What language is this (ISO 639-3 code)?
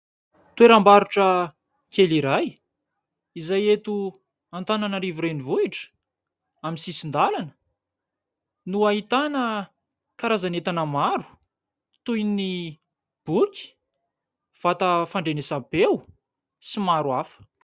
mlg